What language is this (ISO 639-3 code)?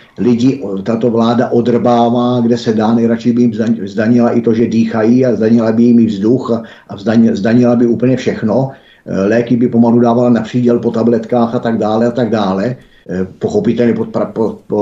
ces